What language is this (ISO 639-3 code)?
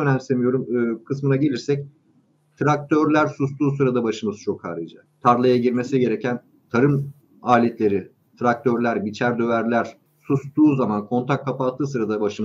tur